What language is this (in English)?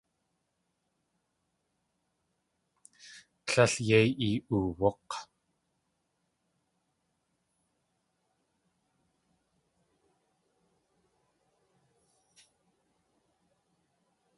Tlingit